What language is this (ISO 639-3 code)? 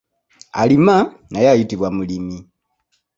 lug